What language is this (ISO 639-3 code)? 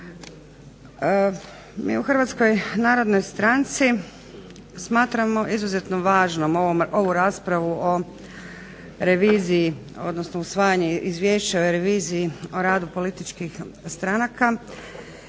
hrv